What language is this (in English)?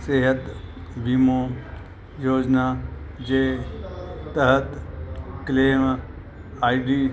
Sindhi